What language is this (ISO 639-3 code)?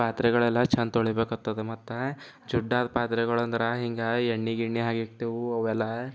kan